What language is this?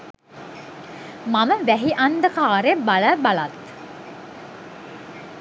Sinhala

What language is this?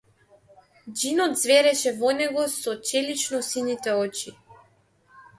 Macedonian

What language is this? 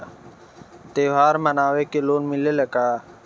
Bhojpuri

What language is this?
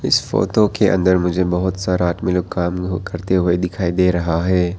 Hindi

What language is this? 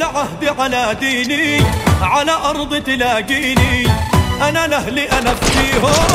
Arabic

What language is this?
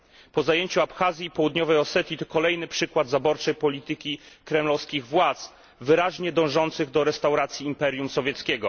Polish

